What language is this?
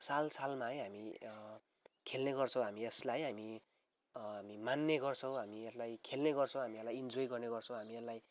Nepali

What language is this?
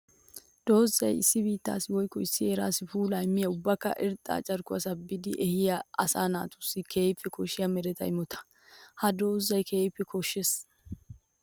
Wolaytta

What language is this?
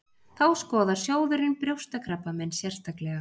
Icelandic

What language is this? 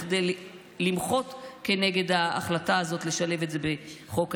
Hebrew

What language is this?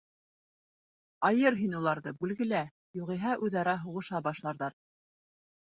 Bashkir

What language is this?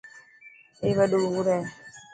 Dhatki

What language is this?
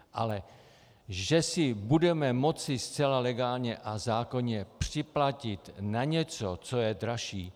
Czech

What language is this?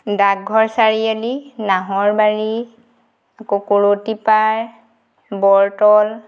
Assamese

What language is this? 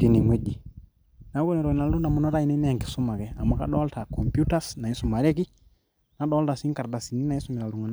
Masai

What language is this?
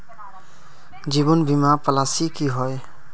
Magahi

